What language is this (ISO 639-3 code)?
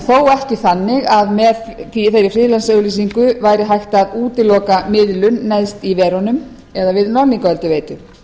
isl